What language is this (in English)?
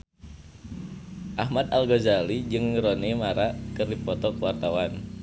Sundanese